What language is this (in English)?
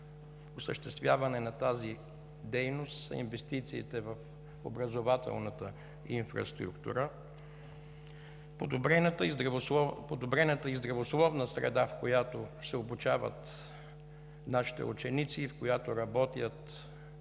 Bulgarian